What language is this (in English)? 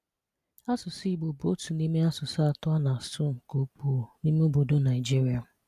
Igbo